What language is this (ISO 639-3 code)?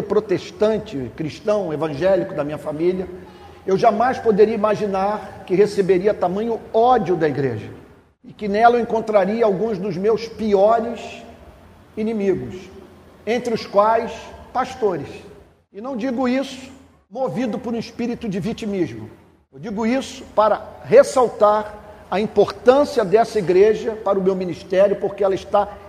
por